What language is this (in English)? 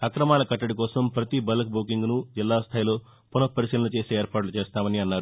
Telugu